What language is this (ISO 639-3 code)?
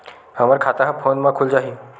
hne